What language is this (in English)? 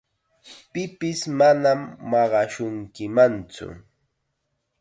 Chiquián Ancash Quechua